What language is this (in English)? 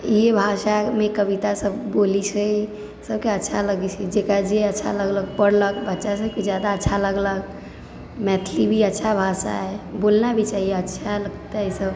Maithili